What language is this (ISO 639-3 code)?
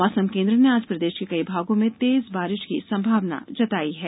hin